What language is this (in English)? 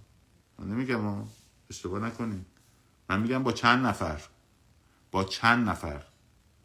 Persian